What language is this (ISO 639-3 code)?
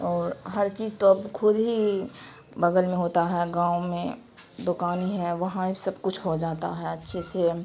urd